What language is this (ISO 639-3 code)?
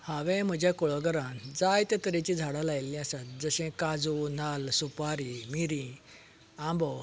kok